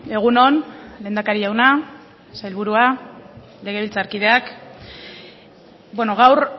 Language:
Basque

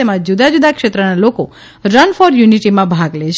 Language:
Gujarati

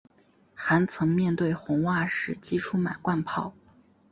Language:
Chinese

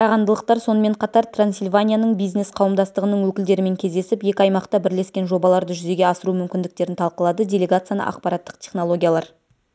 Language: Kazakh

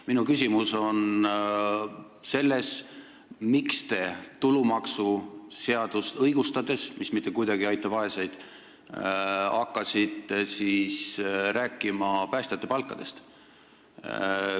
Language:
Estonian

